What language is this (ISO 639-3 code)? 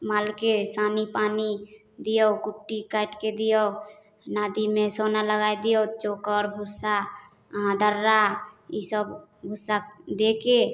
mai